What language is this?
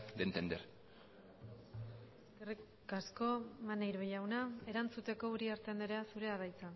Basque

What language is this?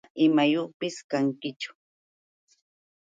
Yauyos Quechua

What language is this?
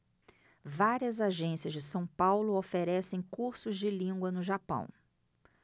Portuguese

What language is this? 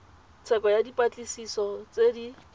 Tswana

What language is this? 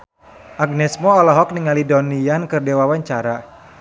Sundanese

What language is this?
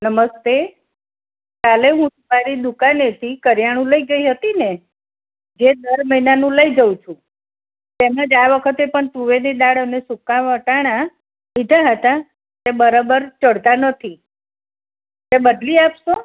Gujarati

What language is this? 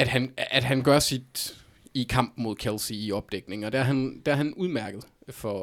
Danish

